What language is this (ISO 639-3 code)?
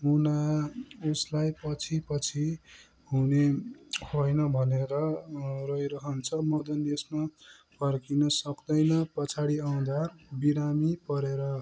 nep